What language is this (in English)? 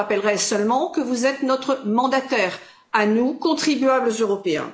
French